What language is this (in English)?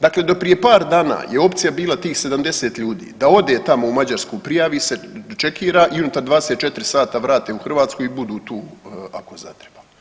Croatian